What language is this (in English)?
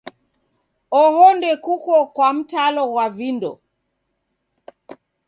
Taita